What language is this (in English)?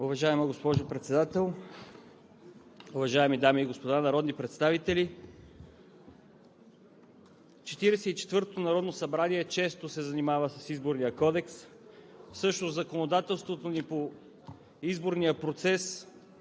Bulgarian